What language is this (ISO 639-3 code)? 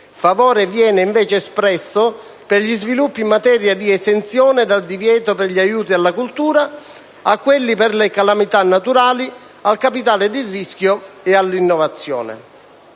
ita